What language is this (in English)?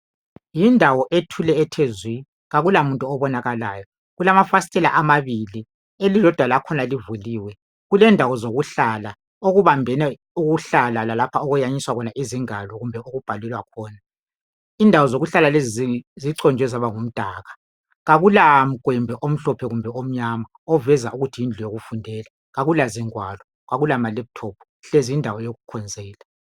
North Ndebele